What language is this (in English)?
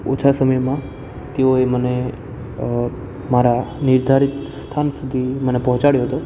Gujarati